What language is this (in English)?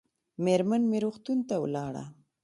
Pashto